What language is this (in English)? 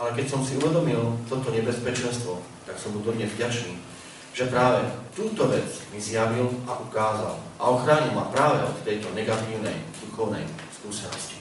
Slovak